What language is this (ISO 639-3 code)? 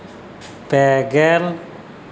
sat